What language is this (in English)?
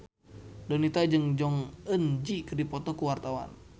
Sundanese